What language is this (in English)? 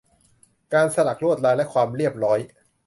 Thai